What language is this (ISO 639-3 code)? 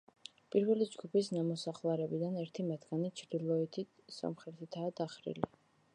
kat